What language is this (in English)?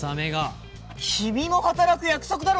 Japanese